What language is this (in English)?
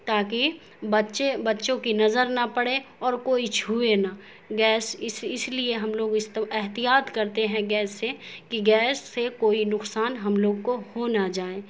Urdu